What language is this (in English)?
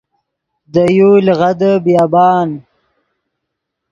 Yidgha